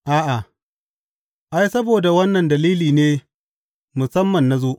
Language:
Hausa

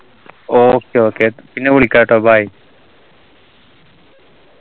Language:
Malayalam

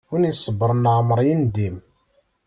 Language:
Kabyle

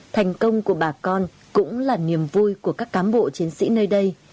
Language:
Vietnamese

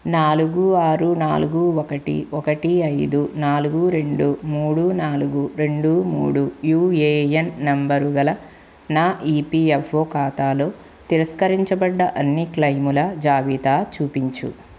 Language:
Telugu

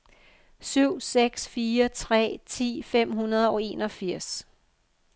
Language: Danish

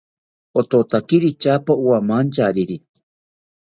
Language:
South Ucayali Ashéninka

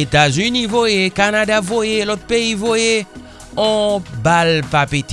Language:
French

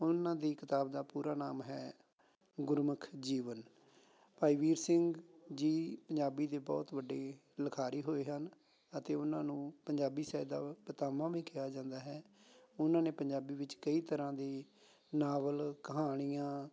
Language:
Punjabi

